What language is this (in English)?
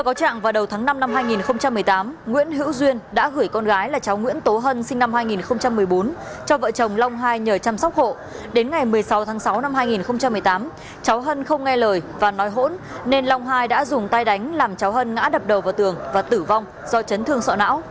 Vietnamese